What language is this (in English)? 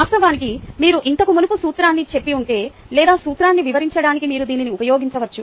Telugu